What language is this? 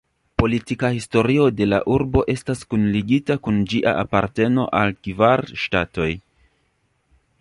Esperanto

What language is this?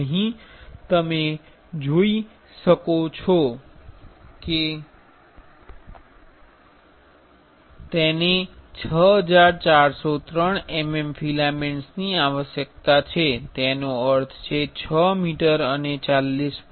Gujarati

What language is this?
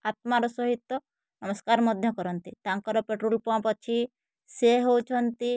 Odia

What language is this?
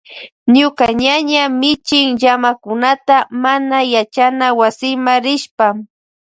Loja Highland Quichua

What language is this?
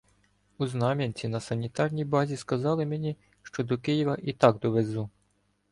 Ukrainian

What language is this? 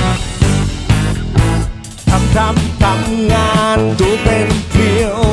Thai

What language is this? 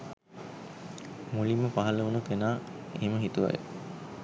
Sinhala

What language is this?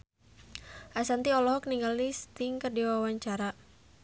Sundanese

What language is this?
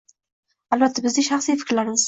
Uzbek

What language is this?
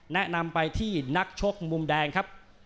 Thai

